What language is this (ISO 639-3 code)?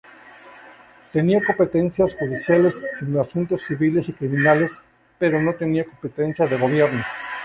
spa